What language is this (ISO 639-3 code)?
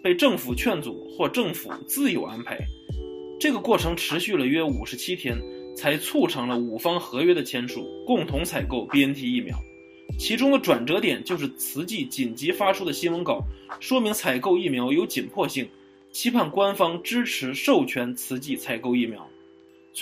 zho